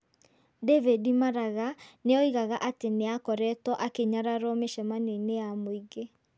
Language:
Kikuyu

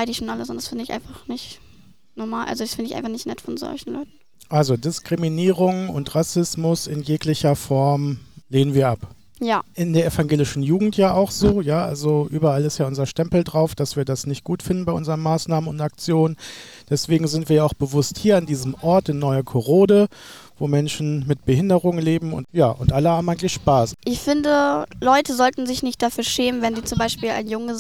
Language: German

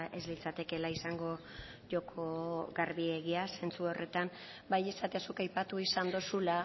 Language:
Basque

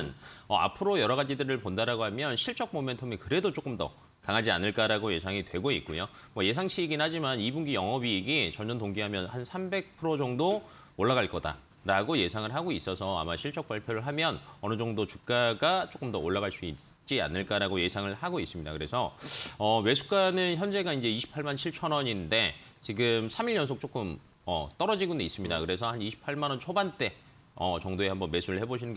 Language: Korean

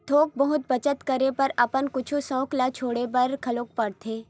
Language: Chhattisgarhi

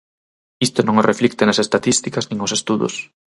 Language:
Galician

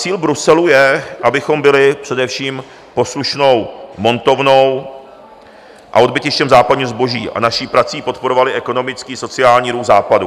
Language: Czech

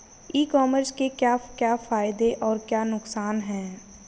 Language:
Hindi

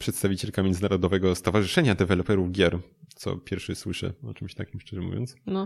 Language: Polish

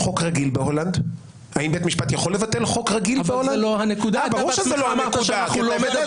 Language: Hebrew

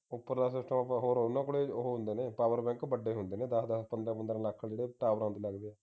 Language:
Punjabi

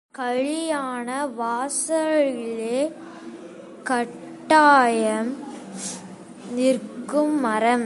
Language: Tamil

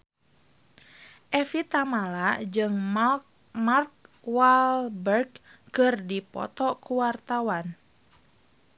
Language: Sundanese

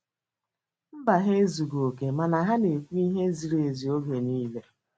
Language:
Igbo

